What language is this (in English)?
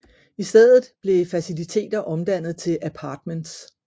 Danish